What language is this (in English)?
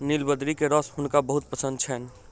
Maithili